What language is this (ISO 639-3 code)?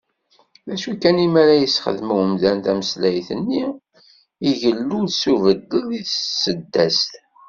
kab